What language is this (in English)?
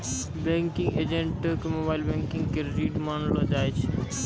Maithili